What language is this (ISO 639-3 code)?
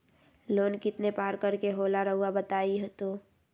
mag